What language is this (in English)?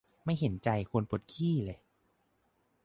Thai